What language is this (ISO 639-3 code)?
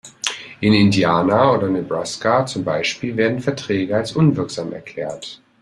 deu